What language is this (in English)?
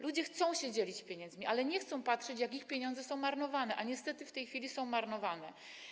Polish